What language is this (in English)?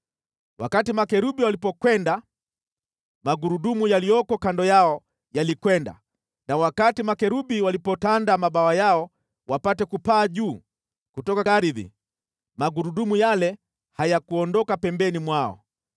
Swahili